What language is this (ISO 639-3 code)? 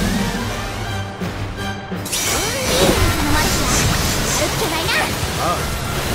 jpn